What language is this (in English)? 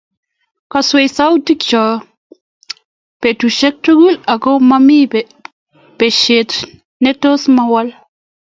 Kalenjin